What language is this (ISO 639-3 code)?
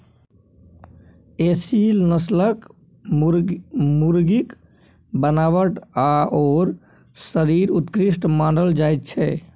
mai